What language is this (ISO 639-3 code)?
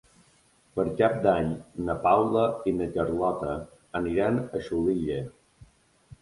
cat